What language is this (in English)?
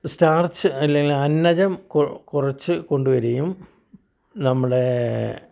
Malayalam